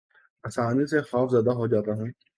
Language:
Urdu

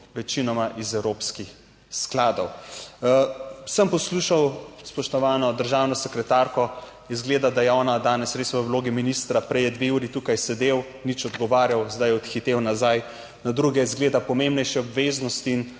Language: Slovenian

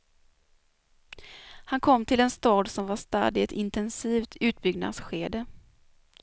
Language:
Swedish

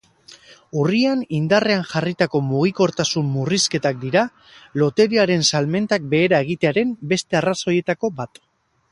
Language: Basque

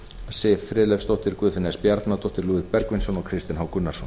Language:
Icelandic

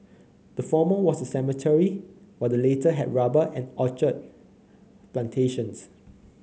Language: English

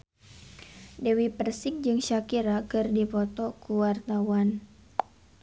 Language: Sundanese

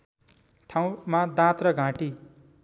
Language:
Nepali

